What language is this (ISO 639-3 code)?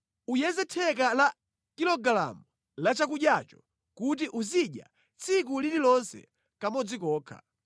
nya